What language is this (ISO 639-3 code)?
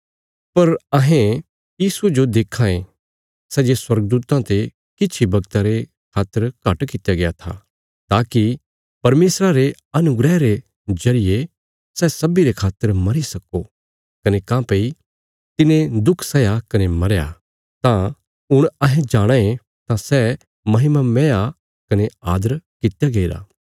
kfs